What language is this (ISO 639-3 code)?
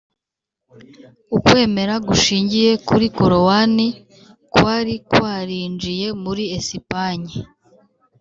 kin